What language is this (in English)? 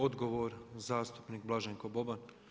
Croatian